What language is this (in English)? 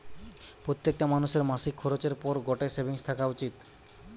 Bangla